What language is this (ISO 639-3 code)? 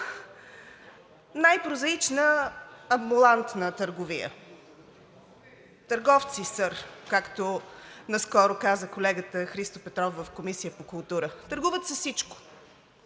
bul